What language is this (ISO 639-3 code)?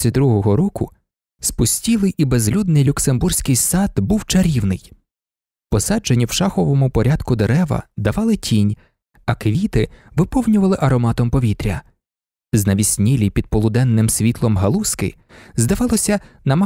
ukr